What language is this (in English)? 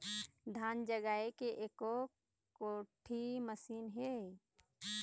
Chhattisgarhi